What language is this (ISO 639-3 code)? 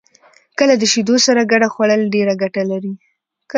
pus